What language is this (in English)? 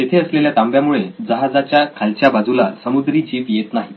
Marathi